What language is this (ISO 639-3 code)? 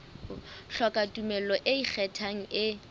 sot